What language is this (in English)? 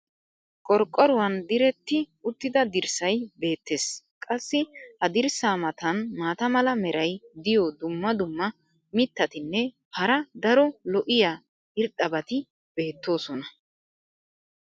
Wolaytta